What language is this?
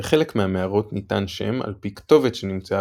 Hebrew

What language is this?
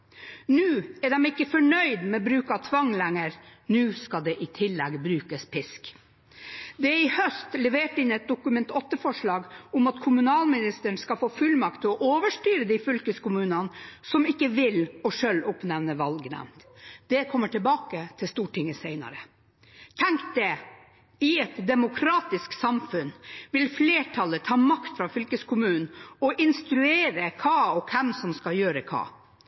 Norwegian Bokmål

